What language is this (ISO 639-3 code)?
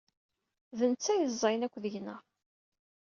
kab